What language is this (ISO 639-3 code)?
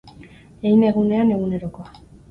eus